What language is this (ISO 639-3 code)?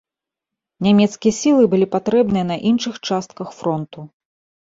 bel